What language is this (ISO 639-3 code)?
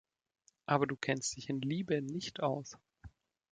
deu